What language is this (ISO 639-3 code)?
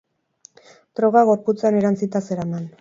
eus